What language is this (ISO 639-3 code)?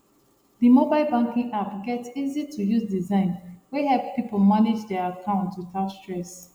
pcm